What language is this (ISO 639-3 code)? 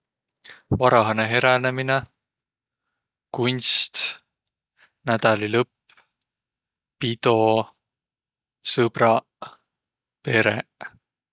vro